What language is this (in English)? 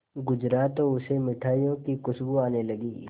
Hindi